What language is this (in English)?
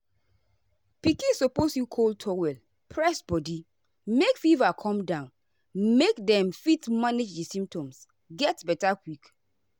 Nigerian Pidgin